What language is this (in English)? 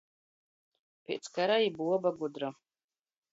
Latgalian